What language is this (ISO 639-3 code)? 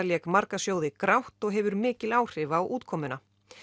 isl